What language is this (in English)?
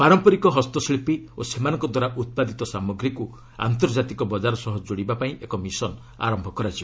Odia